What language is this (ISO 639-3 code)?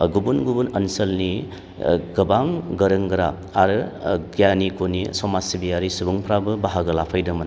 brx